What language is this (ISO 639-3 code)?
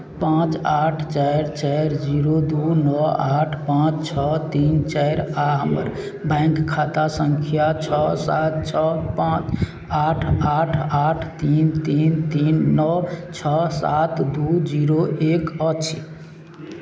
mai